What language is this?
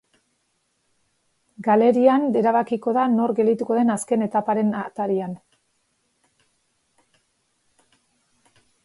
Basque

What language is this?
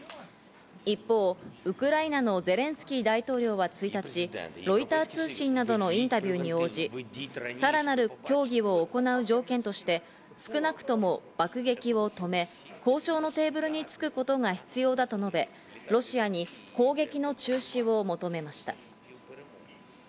Japanese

